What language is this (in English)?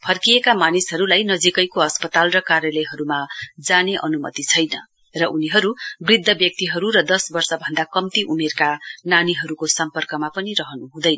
Nepali